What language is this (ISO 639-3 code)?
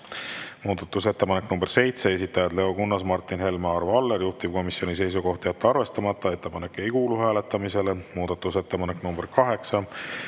est